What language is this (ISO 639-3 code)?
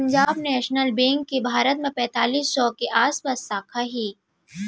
hne